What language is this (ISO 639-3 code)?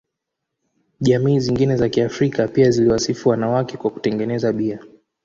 swa